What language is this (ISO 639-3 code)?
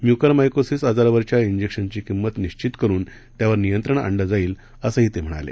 mar